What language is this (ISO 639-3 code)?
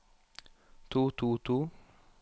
nor